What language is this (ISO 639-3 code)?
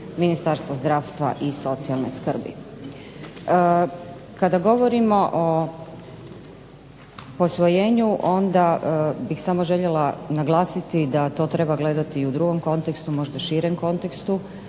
hrv